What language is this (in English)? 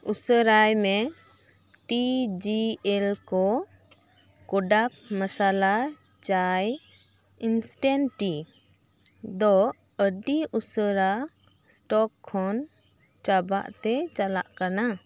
Santali